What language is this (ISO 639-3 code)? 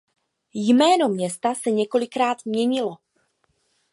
ces